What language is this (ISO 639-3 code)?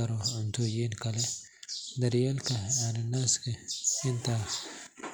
som